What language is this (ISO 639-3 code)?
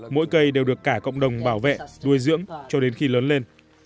vie